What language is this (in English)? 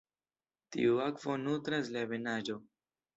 Esperanto